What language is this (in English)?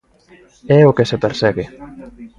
Galician